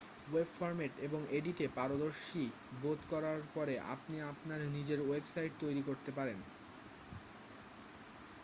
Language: Bangla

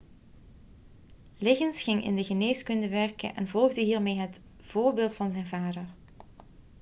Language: Dutch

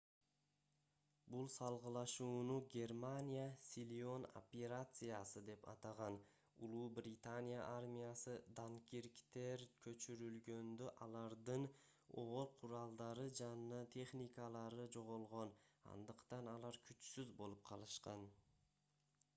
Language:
Kyrgyz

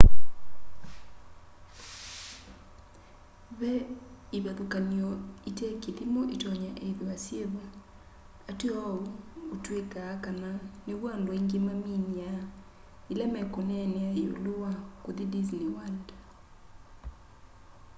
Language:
Kamba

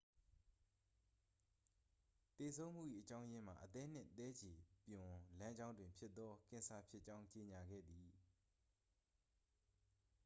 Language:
Burmese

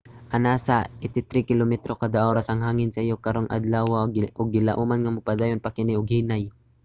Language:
Cebuano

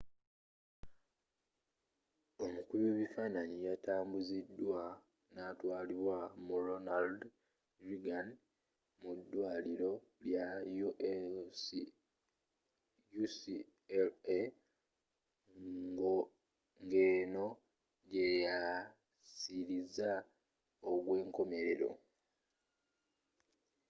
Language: Ganda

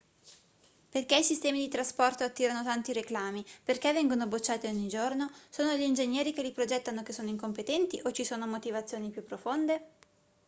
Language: Italian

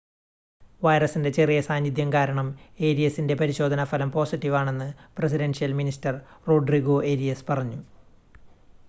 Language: Malayalam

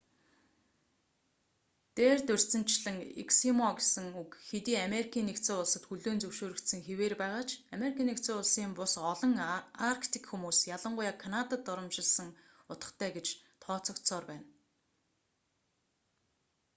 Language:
Mongolian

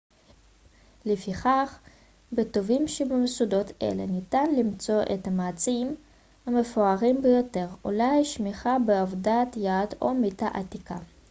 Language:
Hebrew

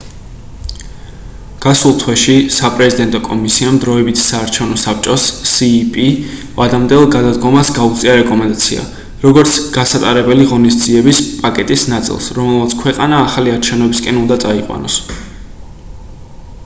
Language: Georgian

